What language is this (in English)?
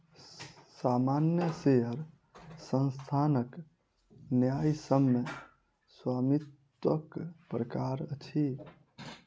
Maithili